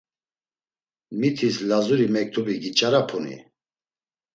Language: Laz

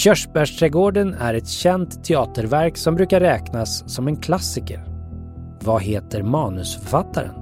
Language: Swedish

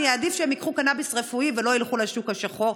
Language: Hebrew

